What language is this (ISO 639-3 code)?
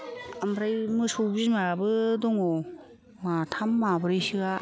brx